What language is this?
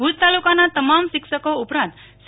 Gujarati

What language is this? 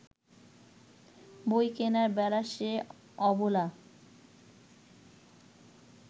Bangla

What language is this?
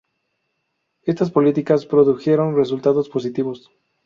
Spanish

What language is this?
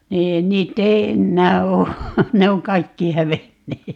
Finnish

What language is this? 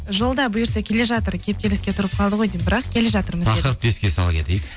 Kazakh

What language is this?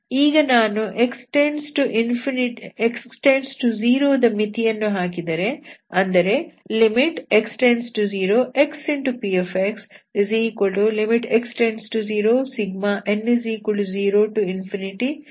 Kannada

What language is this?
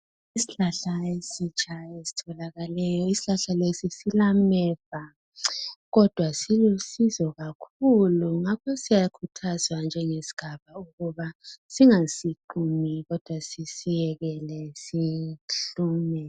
North Ndebele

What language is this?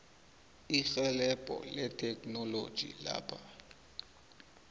South Ndebele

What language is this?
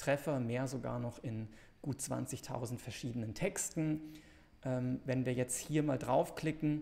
German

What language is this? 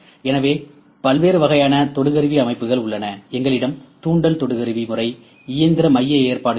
Tamil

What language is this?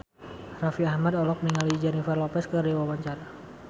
Sundanese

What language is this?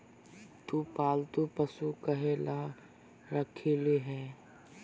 Magahi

